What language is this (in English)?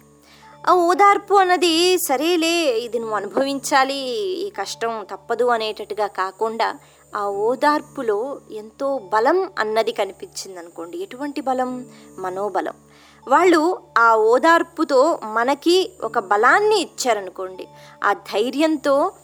Telugu